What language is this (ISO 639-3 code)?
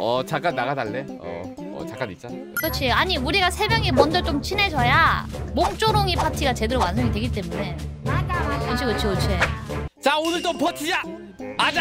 kor